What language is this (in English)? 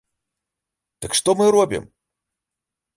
Belarusian